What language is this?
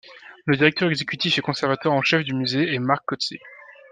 French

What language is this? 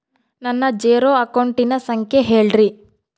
Kannada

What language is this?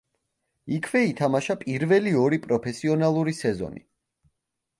Georgian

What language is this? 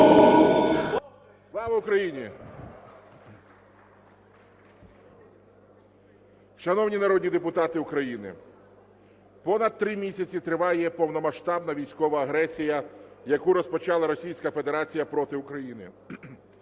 Ukrainian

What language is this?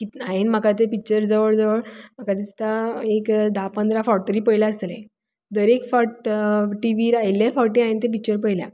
Konkani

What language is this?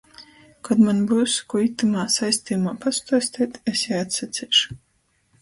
Latgalian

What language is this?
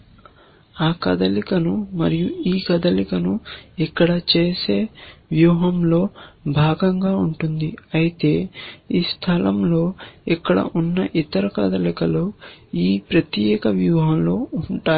Telugu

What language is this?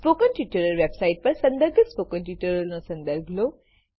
Gujarati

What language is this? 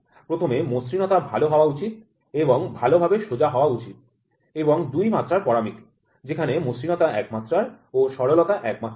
Bangla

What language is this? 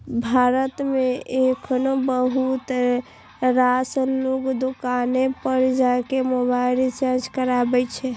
Maithili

